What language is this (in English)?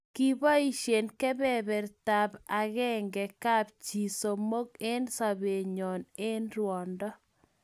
Kalenjin